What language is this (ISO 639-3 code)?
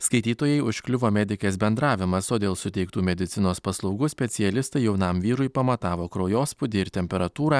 lit